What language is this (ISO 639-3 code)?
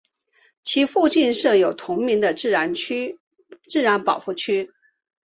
zho